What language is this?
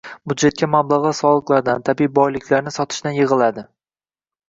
Uzbek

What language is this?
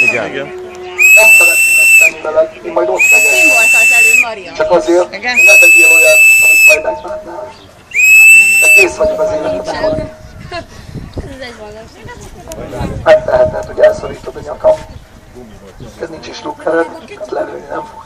Hungarian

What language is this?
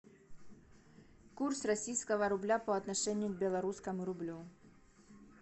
Russian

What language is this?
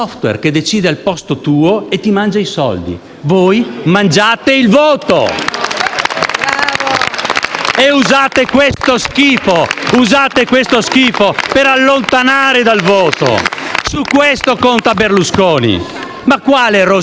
Italian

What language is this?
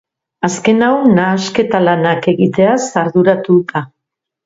Basque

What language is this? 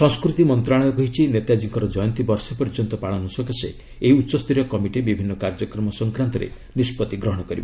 Odia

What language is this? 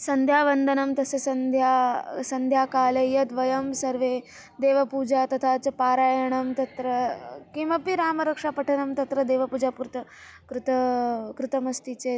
Sanskrit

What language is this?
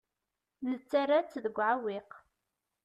Kabyle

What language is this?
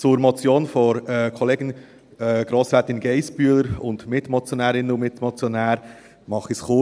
Swiss German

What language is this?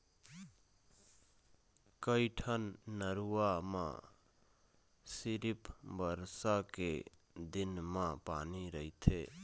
Chhattisgarhi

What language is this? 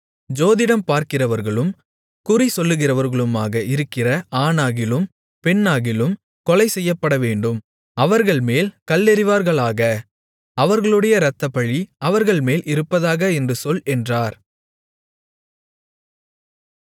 Tamil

